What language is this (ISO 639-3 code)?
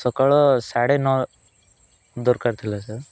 ori